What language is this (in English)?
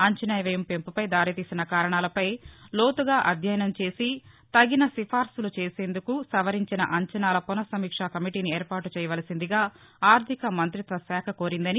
Telugu